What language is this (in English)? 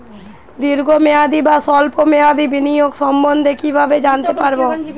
Bangla